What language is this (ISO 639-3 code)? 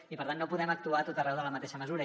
cat